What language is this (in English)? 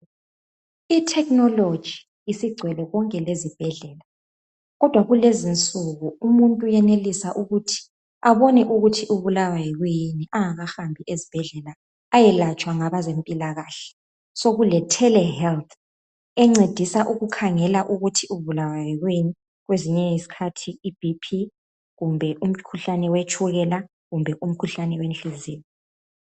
North Ndebele